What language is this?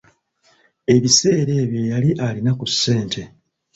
Ganda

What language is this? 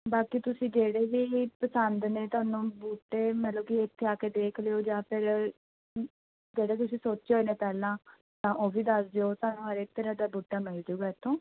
Punjabi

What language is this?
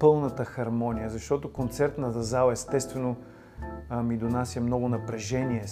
Bulgarian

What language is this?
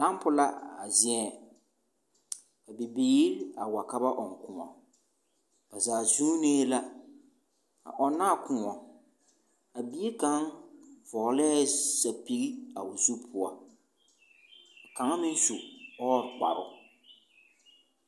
Southern Dagaare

